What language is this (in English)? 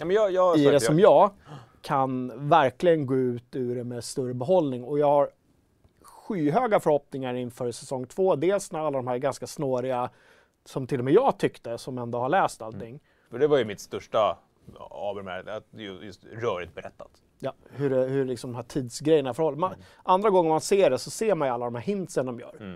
Swedish